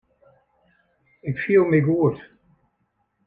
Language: Western Frisian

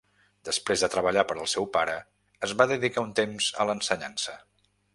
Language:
Catalan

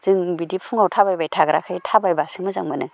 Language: Bodo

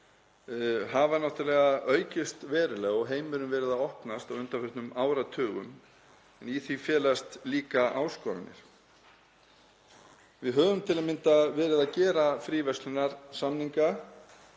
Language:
Icelandic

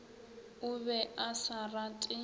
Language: Northern Sotho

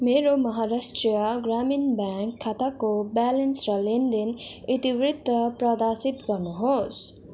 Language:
Nepali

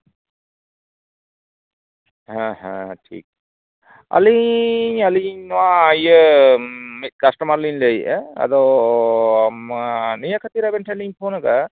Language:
Santali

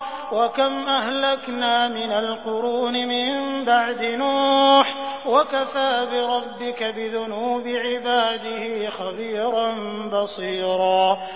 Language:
Arabic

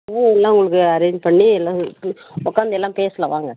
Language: Tamil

